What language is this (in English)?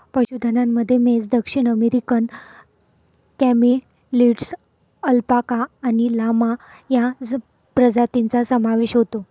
Marathi